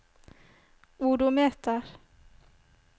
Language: Norwegian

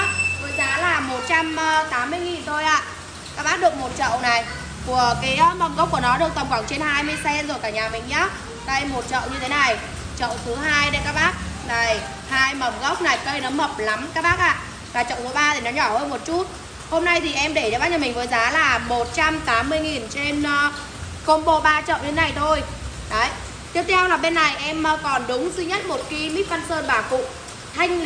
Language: Vietnamese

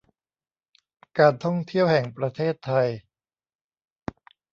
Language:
Thai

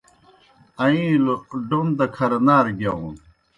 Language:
Kohistani Shina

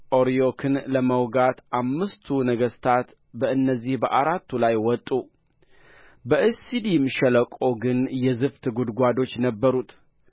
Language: Amharic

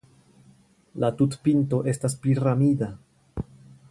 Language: Esperanto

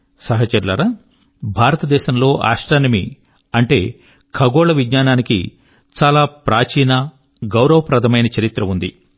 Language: Telugu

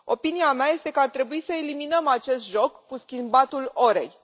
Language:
Romanian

